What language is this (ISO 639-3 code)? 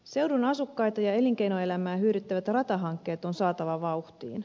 fin